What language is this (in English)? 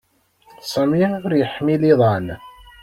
Kabyle